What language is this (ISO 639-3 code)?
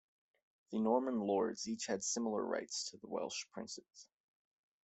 eng